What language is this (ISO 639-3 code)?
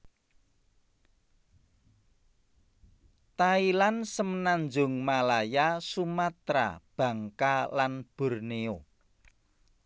jav